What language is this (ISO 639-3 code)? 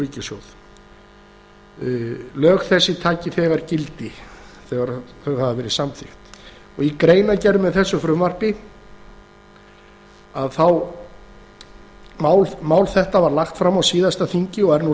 isl